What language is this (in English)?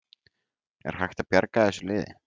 Icelandic